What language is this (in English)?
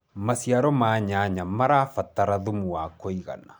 Kikuyu